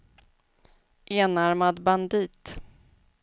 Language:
Swedish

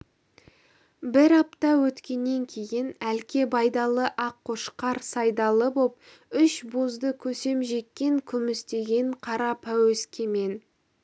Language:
Kazakh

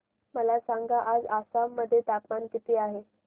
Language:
Marathi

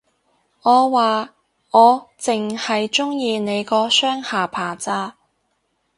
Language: Cantonese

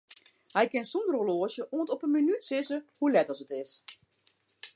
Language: Western Frisian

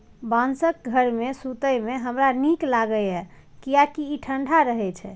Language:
Maithili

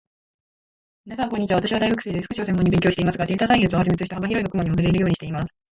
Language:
Japanese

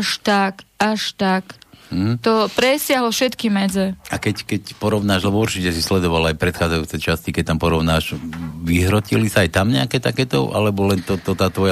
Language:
Slovak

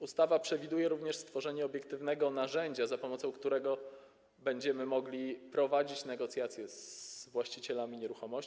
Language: Polish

